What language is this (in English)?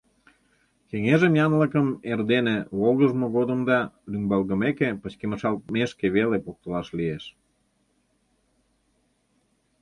Mari